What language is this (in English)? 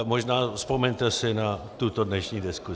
Czech